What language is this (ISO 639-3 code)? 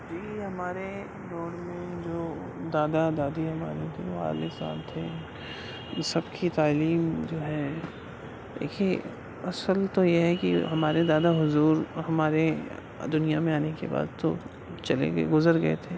urd